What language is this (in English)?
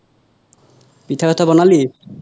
Assamese